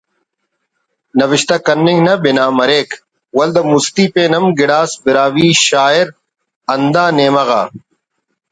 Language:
Brahui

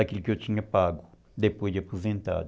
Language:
Portuguese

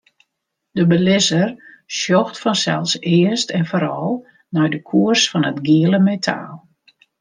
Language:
Western Frisian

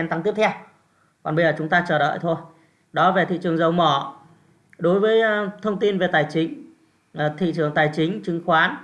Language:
Vietnamese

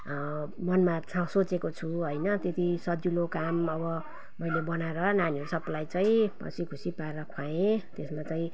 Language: Nepali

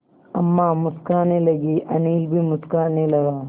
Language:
Hindi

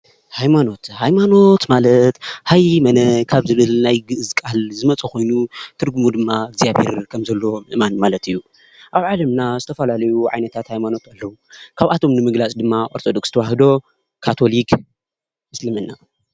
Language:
Tigrinya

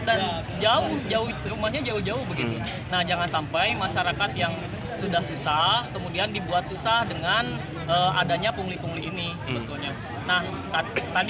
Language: Indonesian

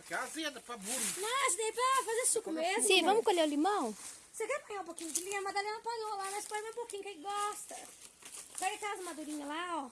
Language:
Portuguese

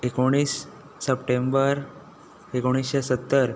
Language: Konkani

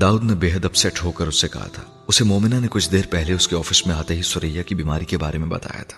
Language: Urdu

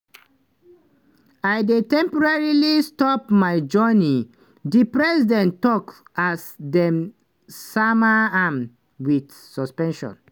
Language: Nigerian Pidgin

